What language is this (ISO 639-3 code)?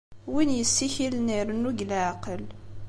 kab